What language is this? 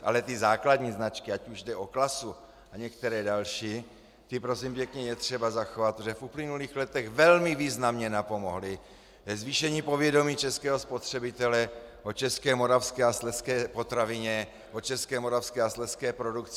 Czech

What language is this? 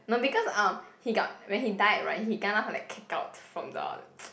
English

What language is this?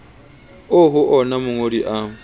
Southern Sotho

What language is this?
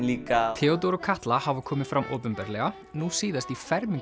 Icelandic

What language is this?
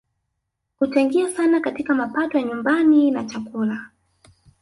Swahili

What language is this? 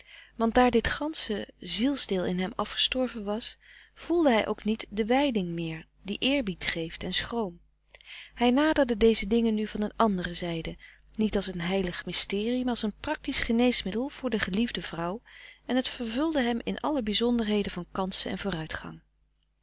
Dutch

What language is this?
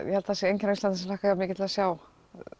Icelandic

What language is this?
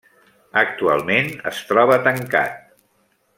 Catalan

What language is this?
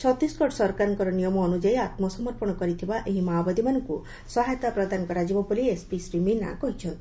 Odia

